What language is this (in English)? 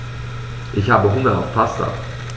German